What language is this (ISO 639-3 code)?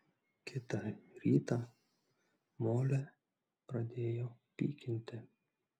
lit